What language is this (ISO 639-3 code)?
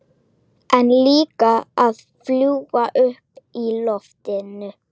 isl